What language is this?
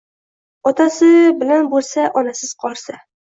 Uzbek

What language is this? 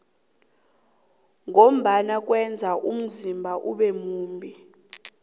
South Ndebele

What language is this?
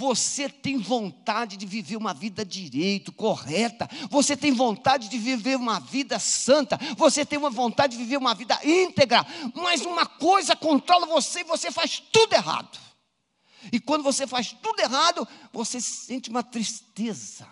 Portuguese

